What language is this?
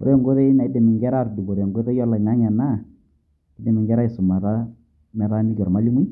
Masai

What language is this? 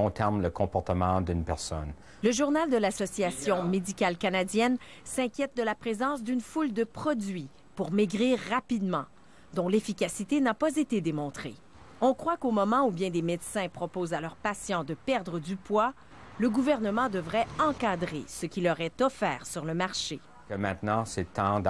French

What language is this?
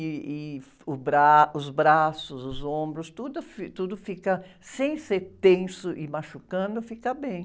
Portuguese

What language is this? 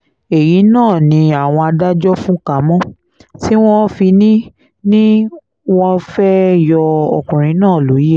Yoruba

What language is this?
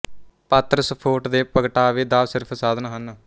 Punjabi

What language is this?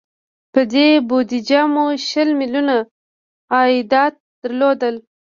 Pashto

